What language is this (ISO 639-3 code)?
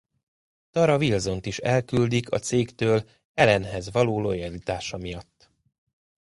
hun